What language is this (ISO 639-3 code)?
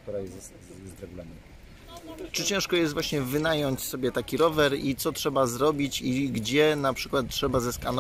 pol